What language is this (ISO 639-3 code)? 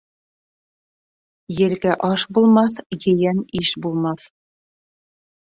bak